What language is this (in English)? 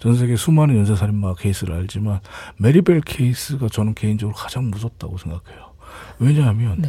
Korean